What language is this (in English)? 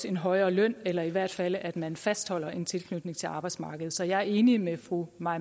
Danish